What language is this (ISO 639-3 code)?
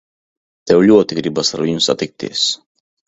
lav